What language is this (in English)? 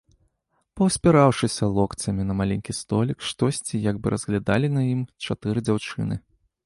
Belarusian